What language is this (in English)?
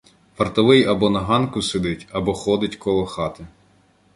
Ukrainian